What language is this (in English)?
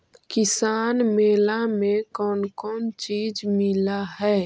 Magahi